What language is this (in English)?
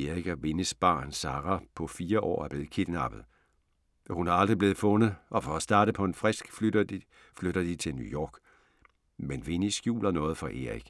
Danish